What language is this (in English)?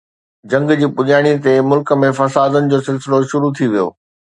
Sindhi